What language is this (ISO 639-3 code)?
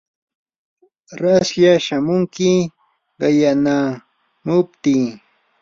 qur